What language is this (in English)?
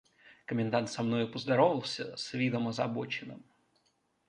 Russian